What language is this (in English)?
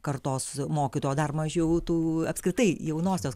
Lithuanian